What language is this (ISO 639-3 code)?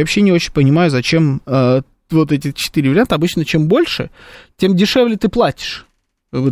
rus